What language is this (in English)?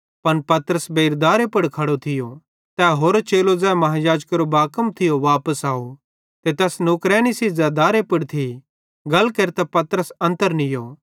Bhadrawahi